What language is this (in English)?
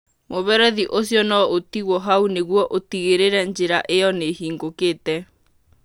Kikuyu